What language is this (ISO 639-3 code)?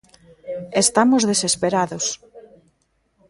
glg